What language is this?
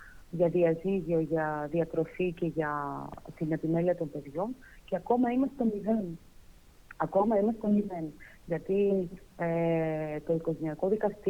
Greek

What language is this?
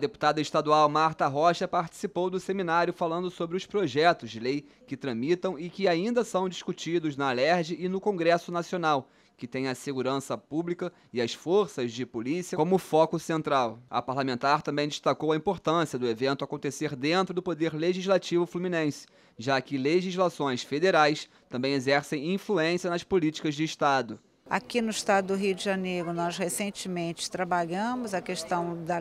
Portuguese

